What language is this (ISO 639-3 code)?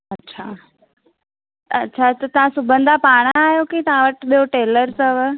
snd